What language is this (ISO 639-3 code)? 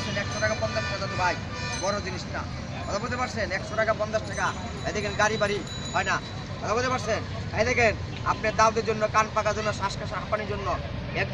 ell